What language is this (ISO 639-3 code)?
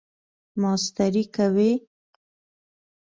pus